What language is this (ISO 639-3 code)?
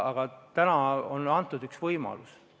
est